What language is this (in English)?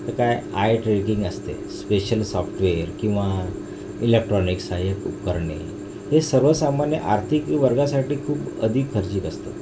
Marathi